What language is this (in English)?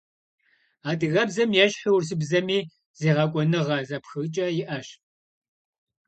Kabardian